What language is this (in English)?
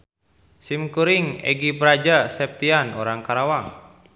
Sundanese